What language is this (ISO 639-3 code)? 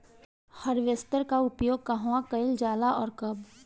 bho